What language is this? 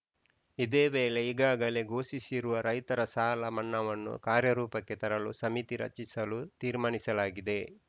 Kannada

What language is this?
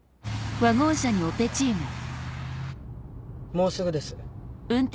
Japanese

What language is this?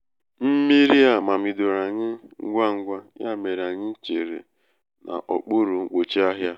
Igbo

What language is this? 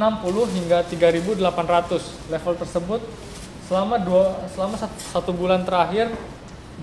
Indonesian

